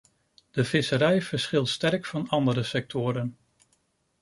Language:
Dutch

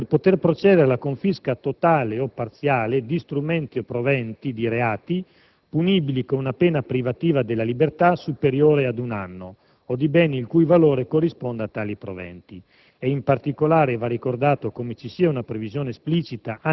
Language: Italian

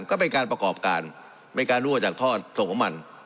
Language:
Thai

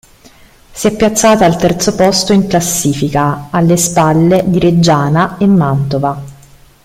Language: Italian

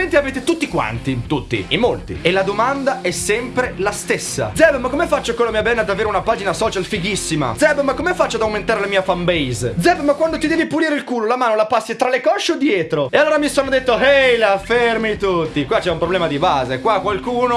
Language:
Italian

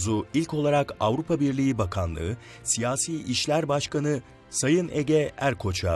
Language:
Turkish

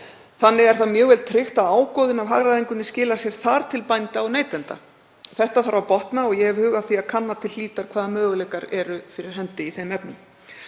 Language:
Icelandic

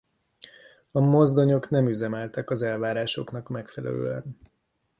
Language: Hungarian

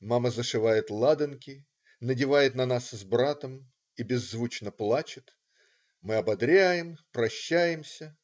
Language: Russian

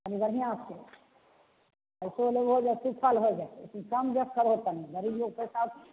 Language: Maithili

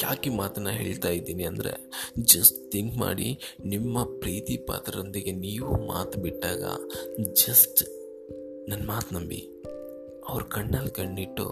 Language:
Kannada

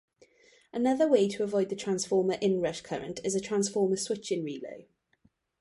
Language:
English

